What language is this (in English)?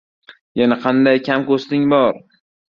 Uzbek